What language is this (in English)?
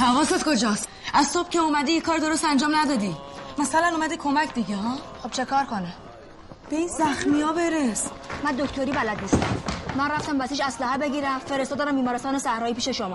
Persian